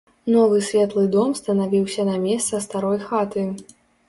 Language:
Belarusian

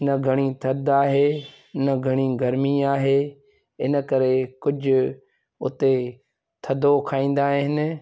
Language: Sindhi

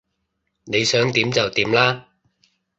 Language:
Cantonese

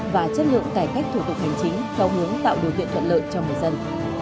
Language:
Vietnamese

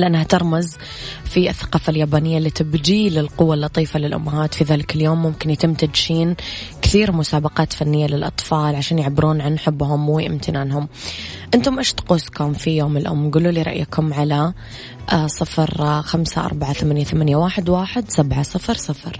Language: Arabic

